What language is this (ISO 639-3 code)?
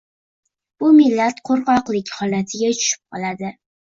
uzb